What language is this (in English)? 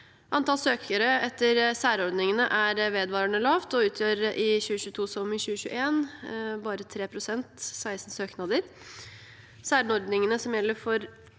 Norwegian